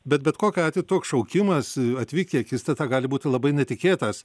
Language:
Lithuanian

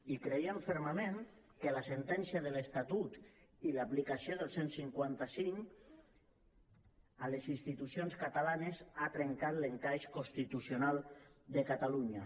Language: Catalan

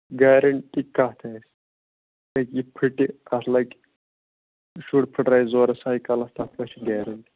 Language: Kashmiri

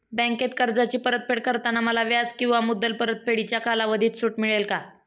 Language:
Marathi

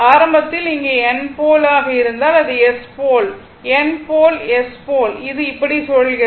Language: Tamil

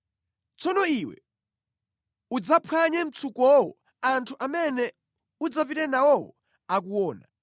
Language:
Nyanja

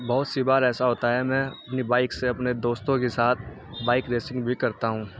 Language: Urdu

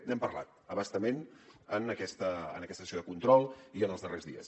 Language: Catalan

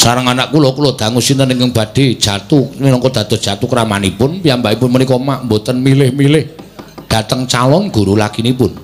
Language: Indonesian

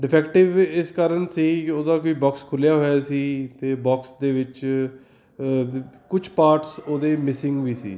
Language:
Punjabi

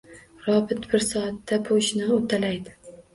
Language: Uzbek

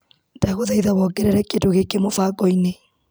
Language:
Kikuyu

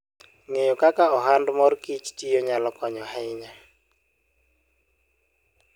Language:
Luo (Kenya and Tanzania)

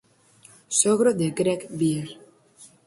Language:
Galician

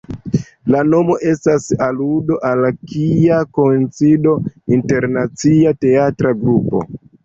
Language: Esperanto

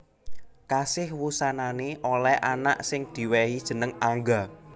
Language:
Javanese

